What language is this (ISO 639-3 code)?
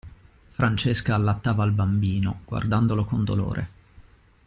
ita